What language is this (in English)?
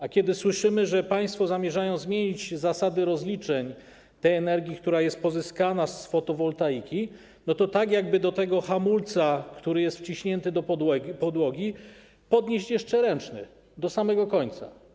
Polish